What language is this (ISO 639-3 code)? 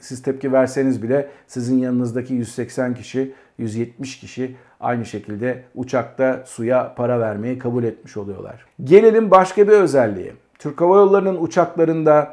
tur